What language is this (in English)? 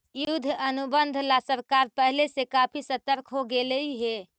Magahi